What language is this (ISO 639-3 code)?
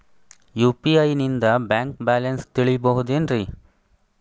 kan